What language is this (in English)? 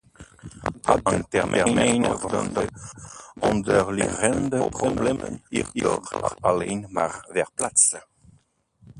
Dutch